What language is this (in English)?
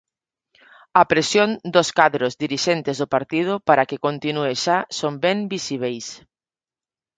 Galician